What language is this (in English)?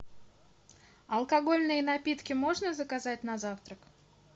Russian